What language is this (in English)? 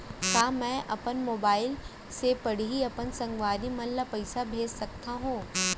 Chhattisgarhi